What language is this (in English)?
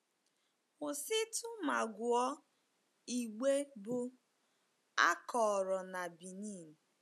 Igbo